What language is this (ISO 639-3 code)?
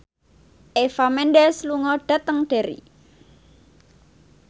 jav